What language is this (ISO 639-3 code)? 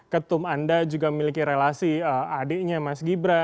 ind